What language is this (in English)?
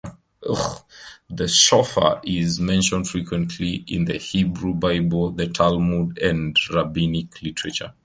English